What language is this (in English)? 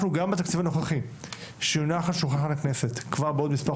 Hebrew